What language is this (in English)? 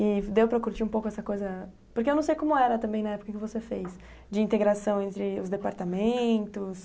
Portuguese